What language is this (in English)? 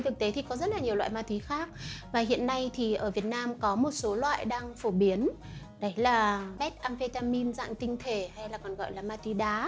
Vietnamese